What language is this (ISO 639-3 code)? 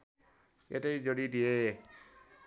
nep